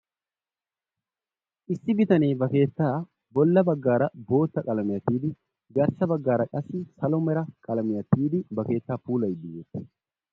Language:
Wolaytta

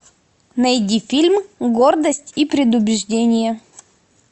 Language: Russian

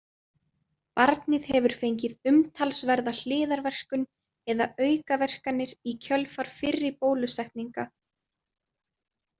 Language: Icelandic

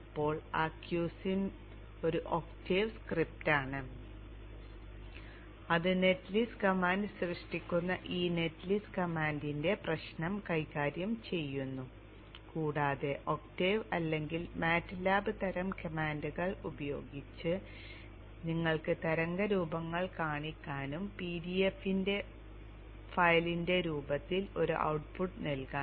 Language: Malayalam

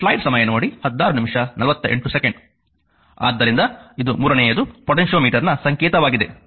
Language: Kannada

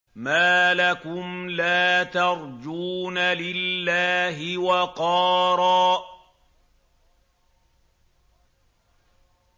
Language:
Arabic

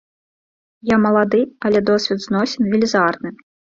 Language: Belarusian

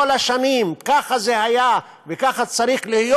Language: Hebrew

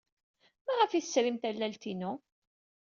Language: Kabyle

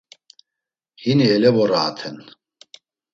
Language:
Laz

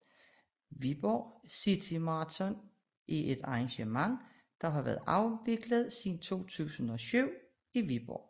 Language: Danish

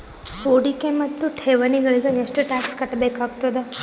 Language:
Kannada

